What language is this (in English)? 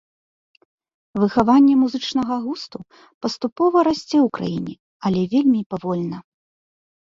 Belarusian